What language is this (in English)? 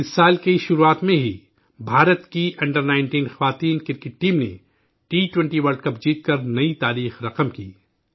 Urdu